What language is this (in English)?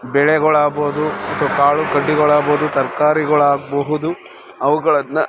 Kannada